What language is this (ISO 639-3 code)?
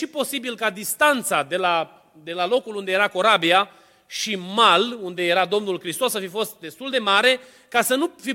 ron